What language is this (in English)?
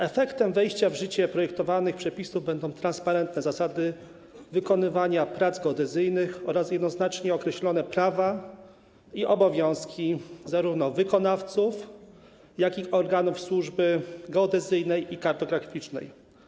Polish